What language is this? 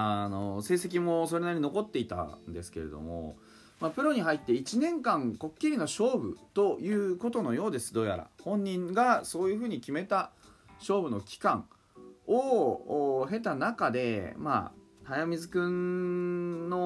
Japanese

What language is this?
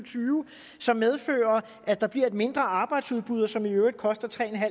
Danish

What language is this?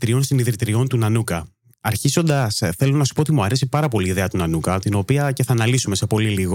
Greek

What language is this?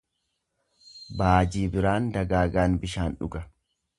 Oromo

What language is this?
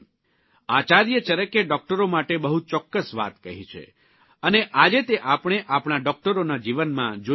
Gujarati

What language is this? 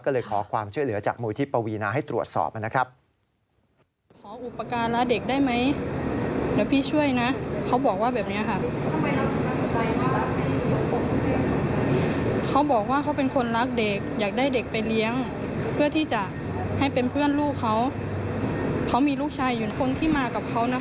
Thai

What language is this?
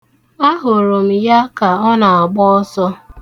Igbo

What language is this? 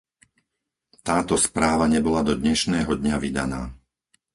Slovak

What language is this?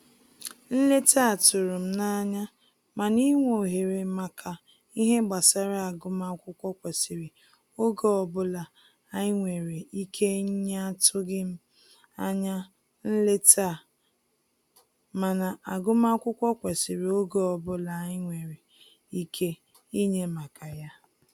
Igbo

